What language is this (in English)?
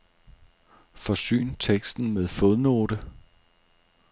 Danish